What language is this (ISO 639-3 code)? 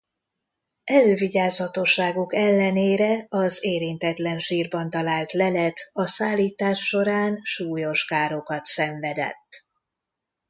hun